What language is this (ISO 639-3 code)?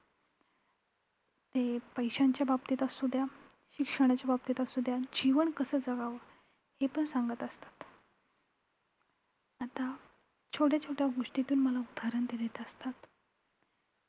mar